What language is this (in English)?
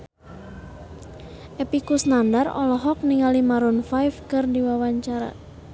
Sundanese